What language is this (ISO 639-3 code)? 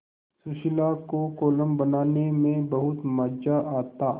hin